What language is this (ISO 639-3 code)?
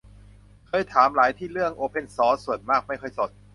tha